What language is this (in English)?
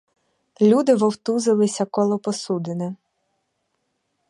Ukrainian